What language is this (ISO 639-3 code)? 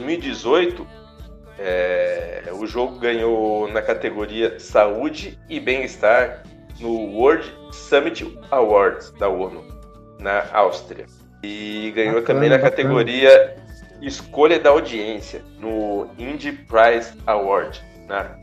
por